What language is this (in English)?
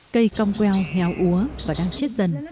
Vietnamese